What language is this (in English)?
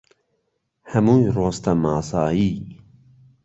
Central Kurdish